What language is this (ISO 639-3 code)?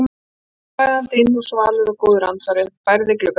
isl